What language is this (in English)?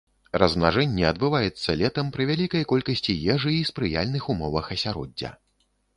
Belarusian